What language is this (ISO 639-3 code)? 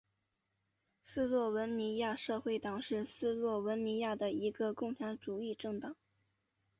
zho